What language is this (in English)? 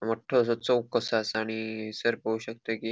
Konkani